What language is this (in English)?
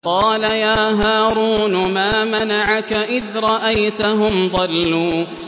Arabic